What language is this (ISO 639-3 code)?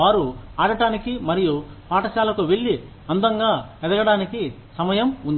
tel